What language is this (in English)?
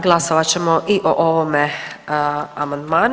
Croatian